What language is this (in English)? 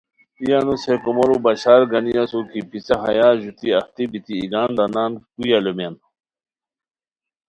Khowar